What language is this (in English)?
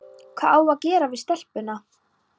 Icelandic